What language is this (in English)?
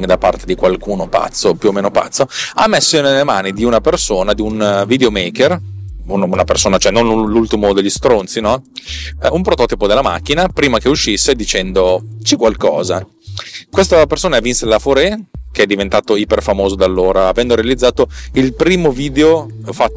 Italian